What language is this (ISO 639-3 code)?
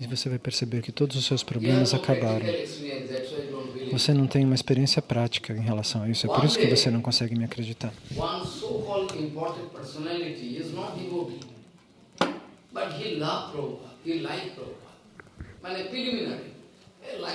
por